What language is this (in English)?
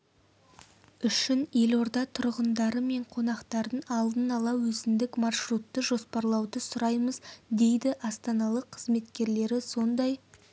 Kazakh